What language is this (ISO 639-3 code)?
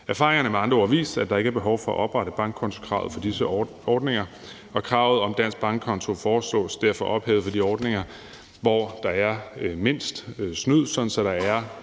dan